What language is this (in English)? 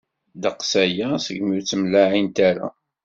Kabyle